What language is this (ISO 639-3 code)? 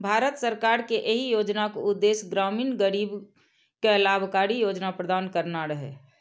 mai